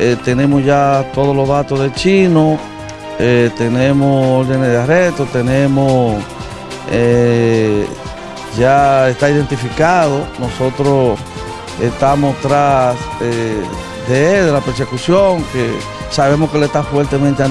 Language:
Spanish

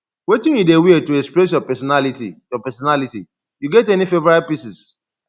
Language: Nigerian Pidgin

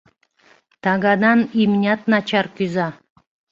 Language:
Mari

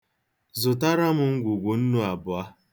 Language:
Igbo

